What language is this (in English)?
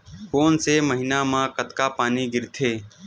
Chhattisgarhi